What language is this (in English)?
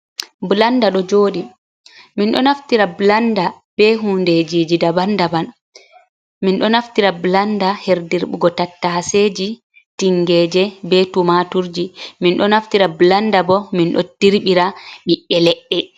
Fula